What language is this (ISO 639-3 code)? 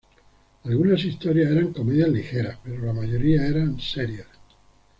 spa